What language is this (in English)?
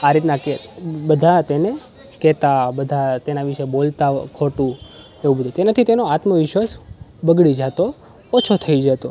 Gujarati